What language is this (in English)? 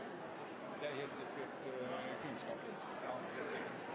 Norwegian Bokmål